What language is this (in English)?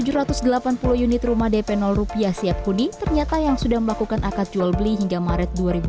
Indonesian